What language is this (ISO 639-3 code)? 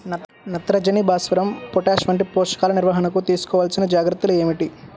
tel